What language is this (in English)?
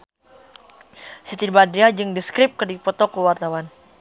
Sundanese